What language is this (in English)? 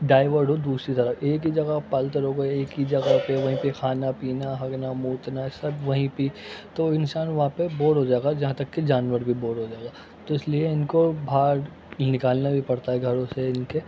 Urdu